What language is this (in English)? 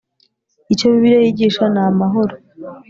Kinyarwanda